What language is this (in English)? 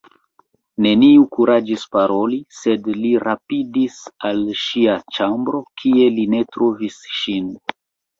Esperanto